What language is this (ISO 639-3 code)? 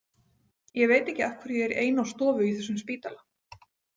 isl